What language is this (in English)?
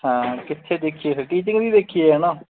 Punjabi